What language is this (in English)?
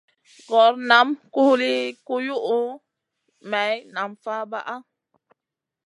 Masana